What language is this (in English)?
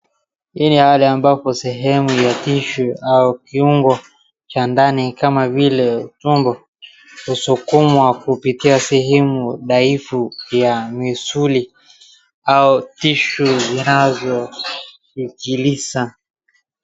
Swahili